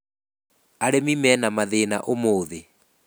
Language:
Kikuyu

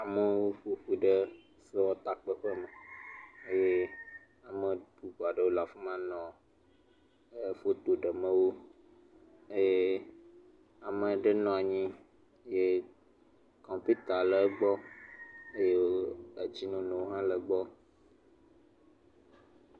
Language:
Ewe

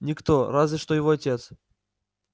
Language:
Russian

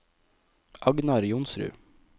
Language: Norwegian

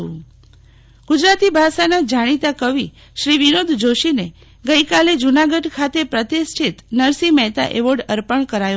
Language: Gujarati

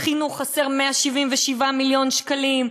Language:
Hebrew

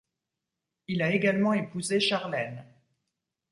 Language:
French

